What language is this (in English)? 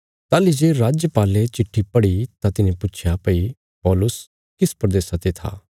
Bilaspuri